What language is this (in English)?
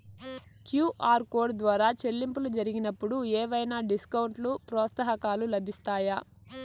Telugu